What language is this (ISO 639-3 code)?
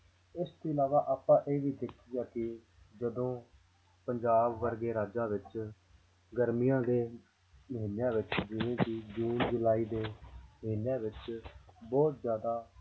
pan